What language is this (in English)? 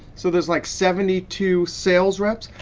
English